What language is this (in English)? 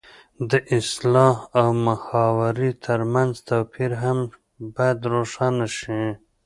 Pashto